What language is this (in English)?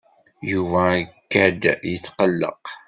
Kabyle